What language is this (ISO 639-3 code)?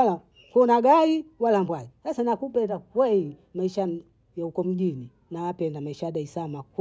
bou